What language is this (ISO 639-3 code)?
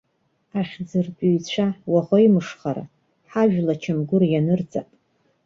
abk